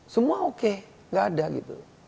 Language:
Indonesian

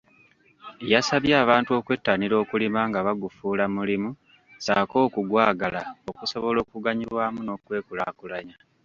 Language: Ganda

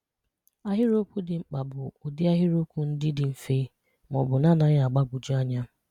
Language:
Igbo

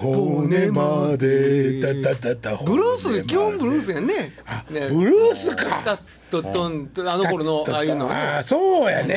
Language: Japanese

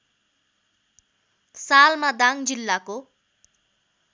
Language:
Nepali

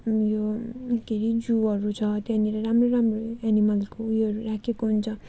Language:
Nepali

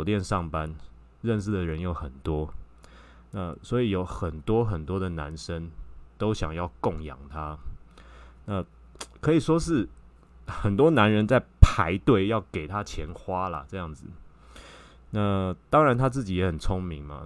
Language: Chinese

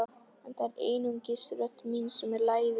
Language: Icelandic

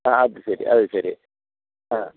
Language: Malayalam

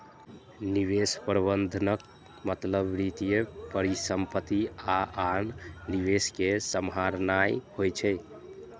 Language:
Maithili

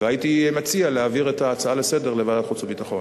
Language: Hebrew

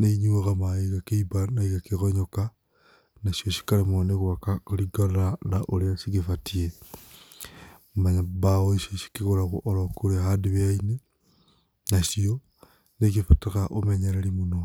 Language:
Kikuyu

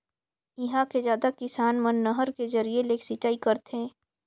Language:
Chhattisgarhi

